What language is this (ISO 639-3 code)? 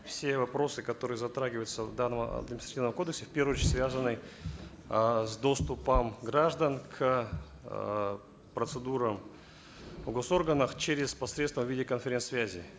kaz